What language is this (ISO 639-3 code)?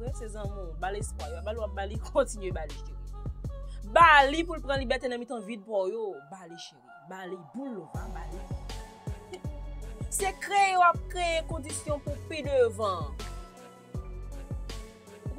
fra